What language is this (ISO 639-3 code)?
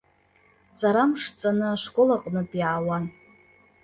abk